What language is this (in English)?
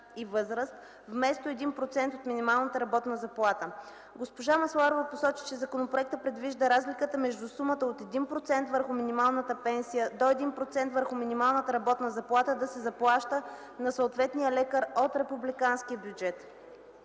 Bulgarian